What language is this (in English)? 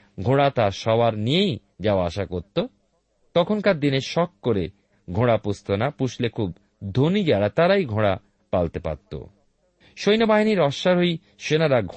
Bangla